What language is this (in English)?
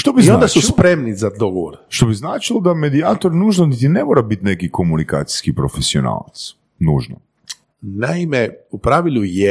Croatian